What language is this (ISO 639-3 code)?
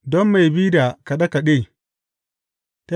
hau